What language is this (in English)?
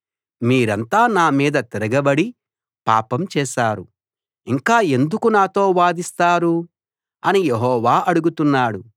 Telugu